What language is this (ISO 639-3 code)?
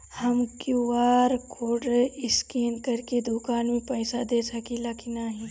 bho